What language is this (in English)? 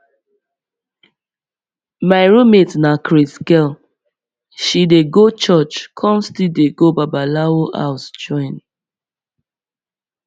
Nigerian Pidgin